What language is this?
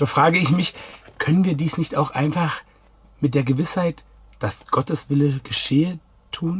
German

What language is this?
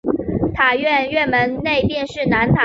Chinese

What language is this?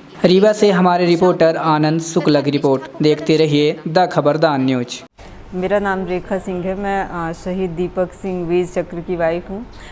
Hindi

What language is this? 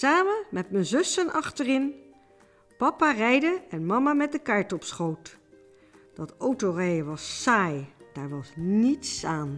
Dutch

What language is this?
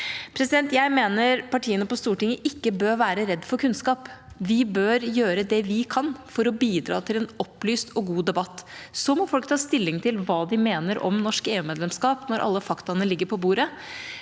Norwegian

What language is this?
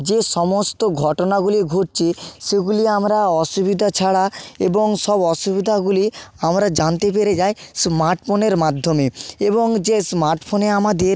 Bangla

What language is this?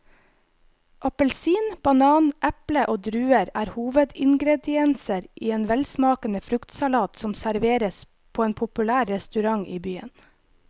Norwegian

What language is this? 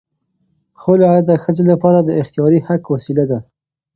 Pashto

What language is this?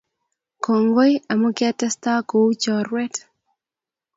Kalenjin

